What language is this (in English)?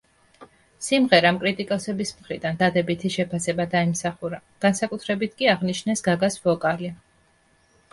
Georgian